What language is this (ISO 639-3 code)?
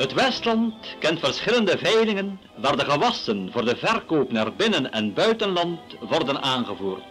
nld